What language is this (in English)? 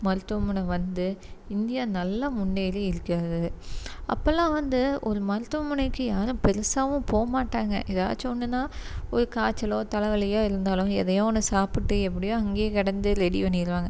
Tamil